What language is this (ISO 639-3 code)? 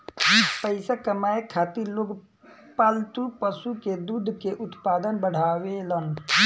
bho